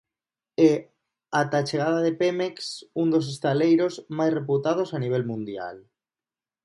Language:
Galician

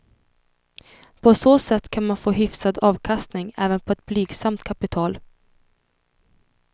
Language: Swedish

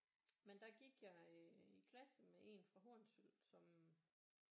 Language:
Danish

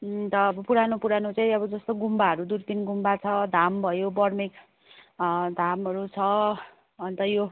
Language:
Nepali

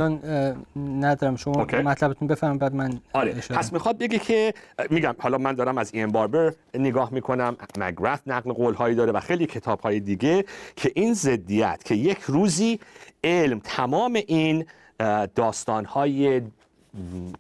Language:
Persian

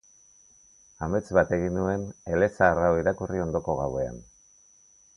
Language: Basque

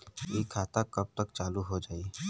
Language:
Bhojpuri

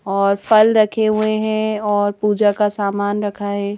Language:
Hindi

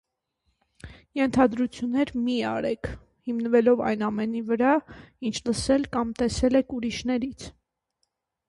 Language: Armenian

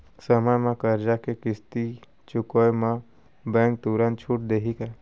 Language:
Chhattisgarhi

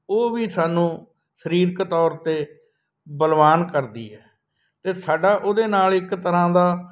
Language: Punjabi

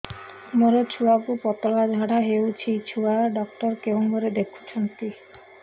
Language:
Odia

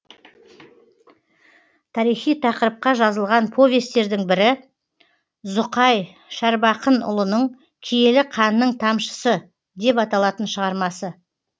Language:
Kazakh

